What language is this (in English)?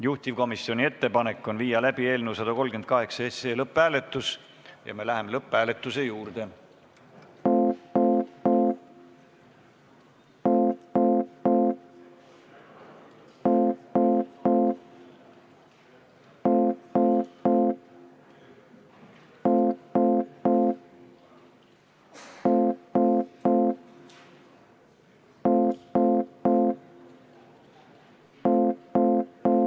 Estonian